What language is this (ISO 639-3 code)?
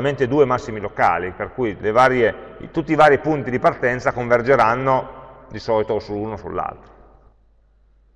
ita